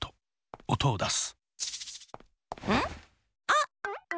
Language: Japanese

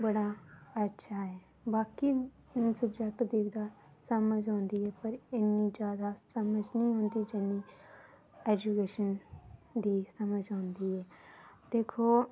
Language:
Dogri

